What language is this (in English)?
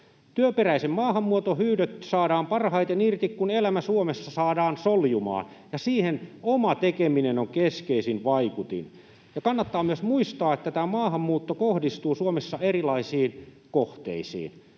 Finnish